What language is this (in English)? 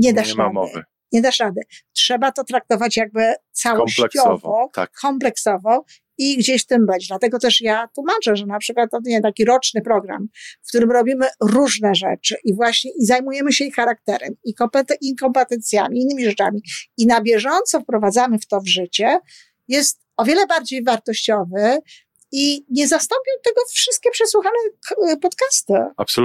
Polish